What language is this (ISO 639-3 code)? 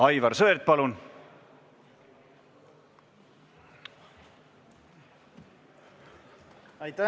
est